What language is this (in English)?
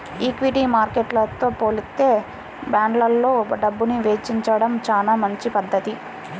Telugu